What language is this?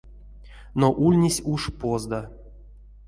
Erzya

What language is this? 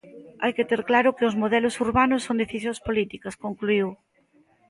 Galician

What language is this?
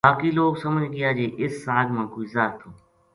Gujari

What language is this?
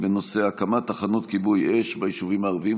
Hebrew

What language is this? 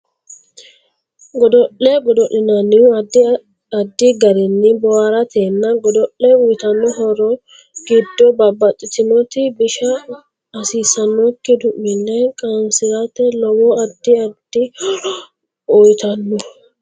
Sidamo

